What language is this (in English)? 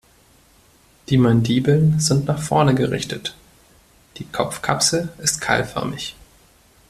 German